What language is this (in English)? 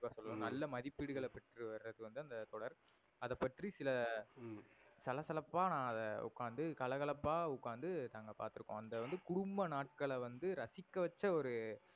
Tamil